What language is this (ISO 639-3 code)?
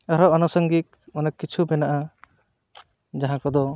sat